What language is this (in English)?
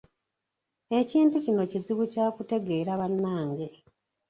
Ganda